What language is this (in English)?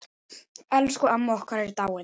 Icelandic